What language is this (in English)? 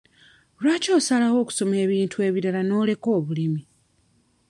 Ganda